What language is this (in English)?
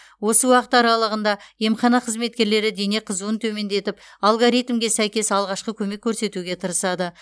Kazakh